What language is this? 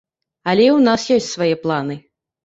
Belarusian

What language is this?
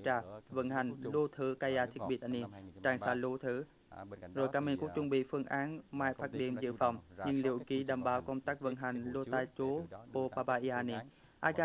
Vietnamese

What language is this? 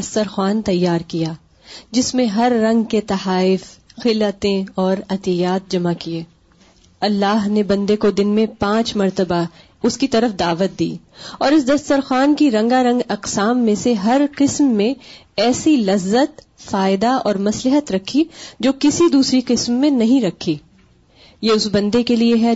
Urdu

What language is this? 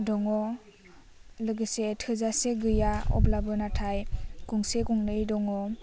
Bodo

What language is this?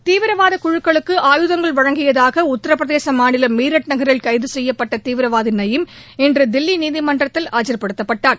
Tamil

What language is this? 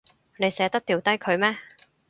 Cantonese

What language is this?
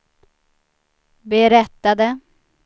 Swedish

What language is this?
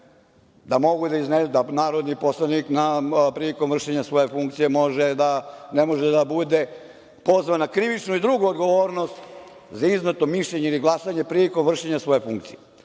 Serbian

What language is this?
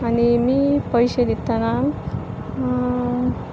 Konkani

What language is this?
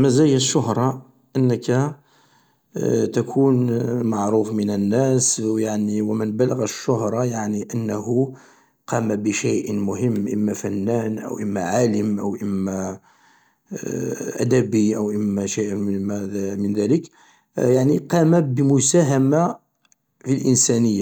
Algerian Arabic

